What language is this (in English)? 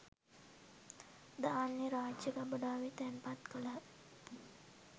Sinhala